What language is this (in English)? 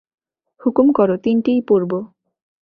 Bangla